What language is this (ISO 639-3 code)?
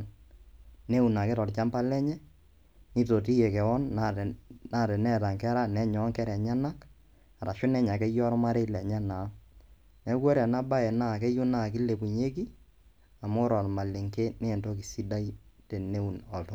mas